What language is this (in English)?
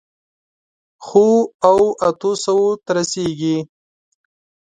Pashto